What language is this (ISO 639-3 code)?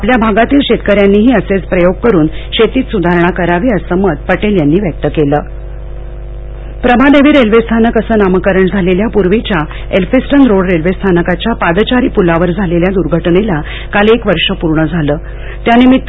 mar